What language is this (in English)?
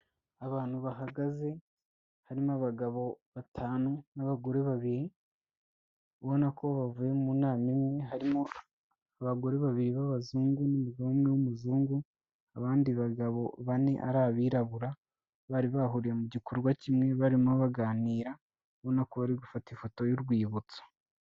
Kinyarwanda